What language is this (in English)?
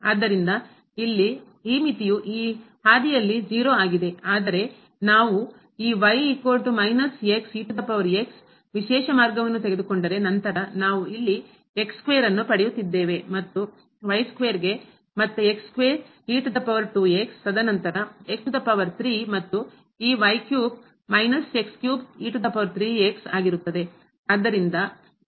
Kannada